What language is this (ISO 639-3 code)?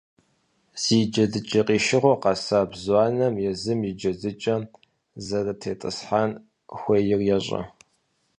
kbd